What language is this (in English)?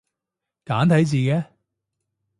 Cantonese